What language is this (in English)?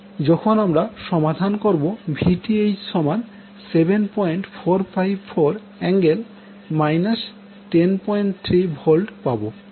Bangla